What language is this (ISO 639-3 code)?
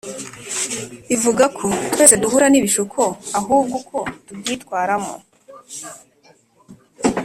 kin